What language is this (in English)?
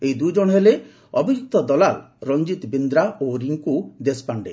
Odia